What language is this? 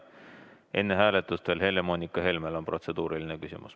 Estonian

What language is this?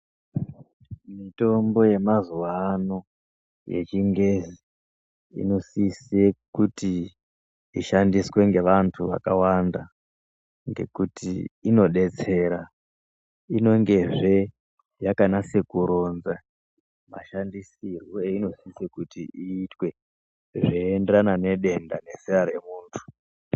Ndau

